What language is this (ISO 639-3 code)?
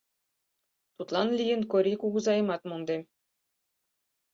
chm